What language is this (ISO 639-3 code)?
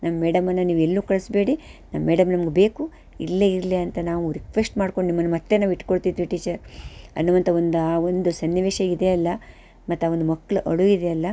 kan